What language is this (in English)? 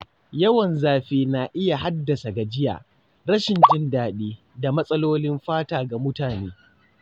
Hausa